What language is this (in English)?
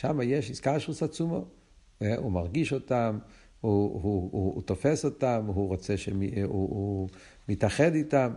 Hebrew